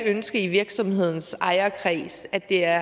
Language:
Danish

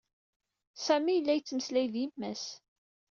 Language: Kabyle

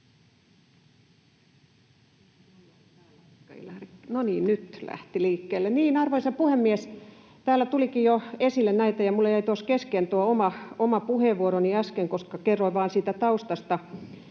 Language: Finnish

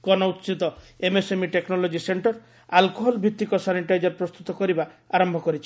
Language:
Odia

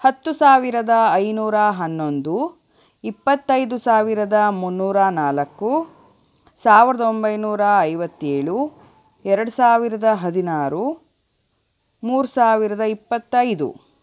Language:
Kannada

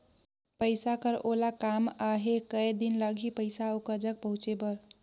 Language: Chhattisgarhi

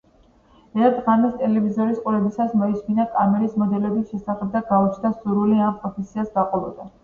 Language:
Georgian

